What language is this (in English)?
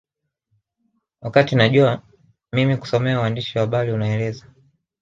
Swahili